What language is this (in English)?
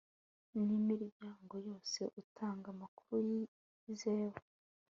Kinyarwanda